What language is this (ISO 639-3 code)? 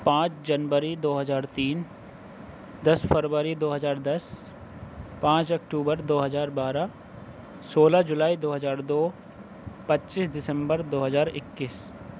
urd